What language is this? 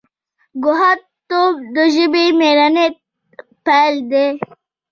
Pashto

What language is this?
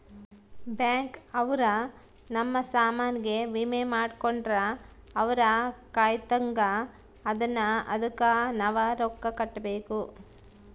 Kannada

